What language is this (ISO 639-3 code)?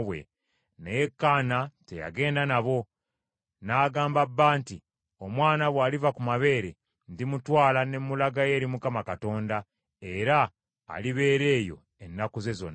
lug